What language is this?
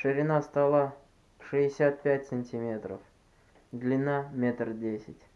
Russian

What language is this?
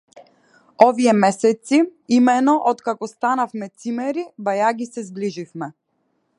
Macedonian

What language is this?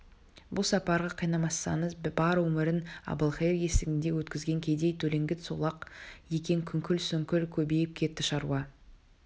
Kazakh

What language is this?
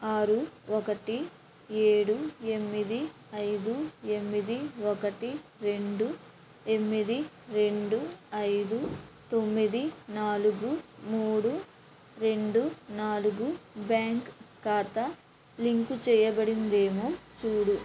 Telugu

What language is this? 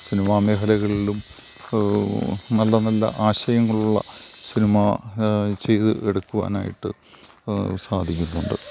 Malayalam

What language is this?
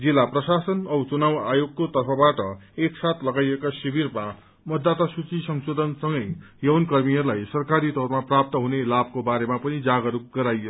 Nepali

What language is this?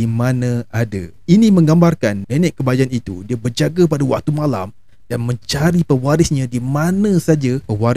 Malay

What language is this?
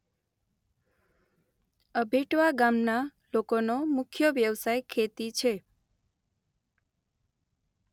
Gujarati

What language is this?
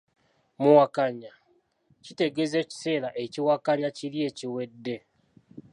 Ganda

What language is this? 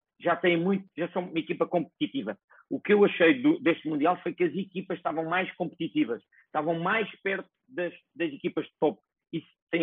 Portuguese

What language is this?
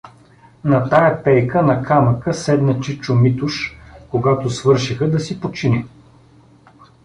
Bulgarian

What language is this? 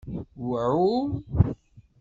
Kabyle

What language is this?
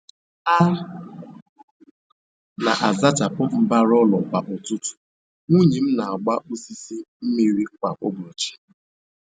Igbo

